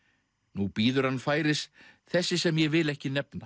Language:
Icelandic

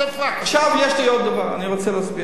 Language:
Hebrew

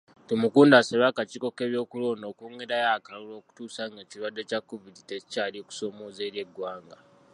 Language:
Ganda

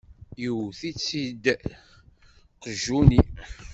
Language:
Kabyle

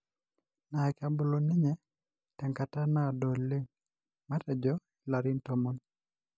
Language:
Masai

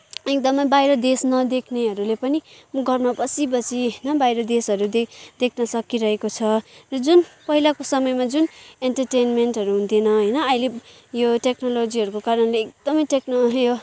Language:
Nepali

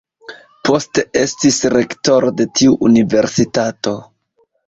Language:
Esperanto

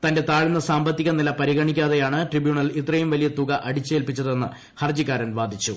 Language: Malayalam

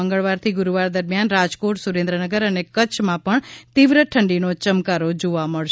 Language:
Gujarati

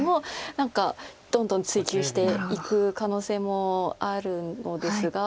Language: Japanese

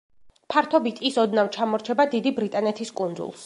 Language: Georgian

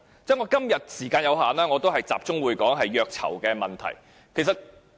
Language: Cantonese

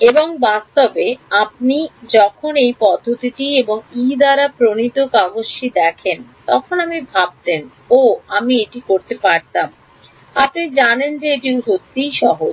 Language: Bangla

